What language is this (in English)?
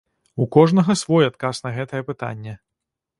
Belarusian